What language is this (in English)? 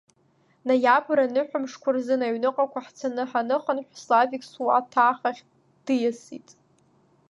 Abkhazian